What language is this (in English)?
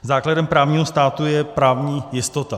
Czech